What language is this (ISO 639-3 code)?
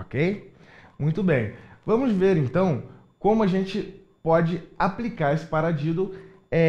por